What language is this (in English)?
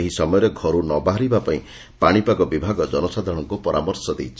Odia